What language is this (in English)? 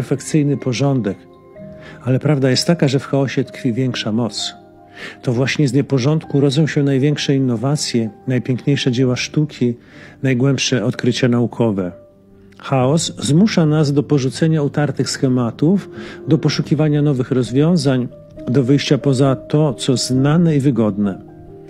Polish